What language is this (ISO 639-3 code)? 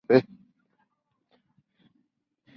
spa